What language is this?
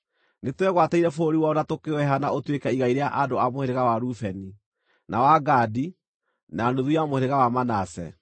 Kikuyu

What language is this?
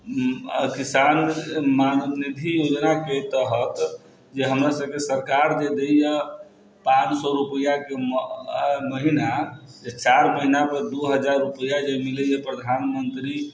Maithili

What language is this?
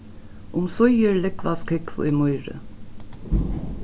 Faroese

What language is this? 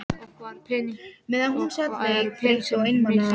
Icelandic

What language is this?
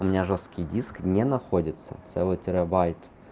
Russian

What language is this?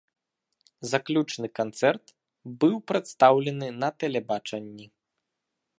Belarusian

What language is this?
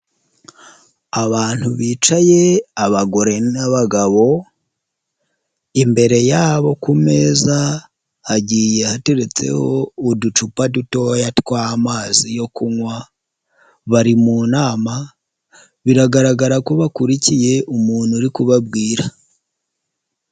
Kinyarwanda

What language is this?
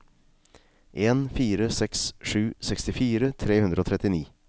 Norwegian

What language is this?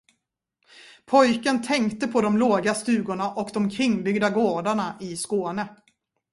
Swedish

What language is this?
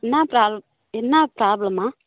Tamil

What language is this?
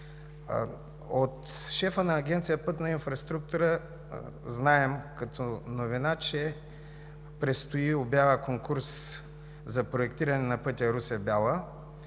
Bulgarian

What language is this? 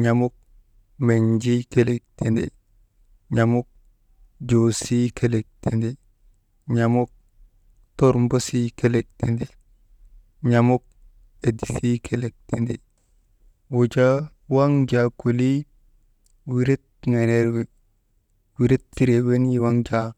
Maba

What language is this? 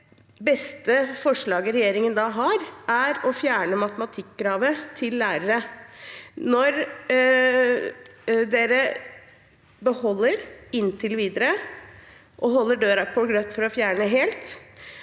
Norwegian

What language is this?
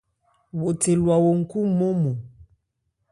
Ebrié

